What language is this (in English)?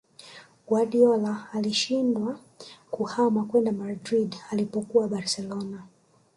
Swahili